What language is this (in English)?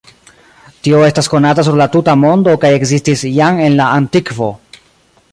Esperanto